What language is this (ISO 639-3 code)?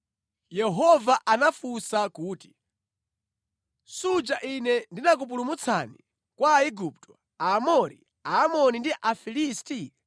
nya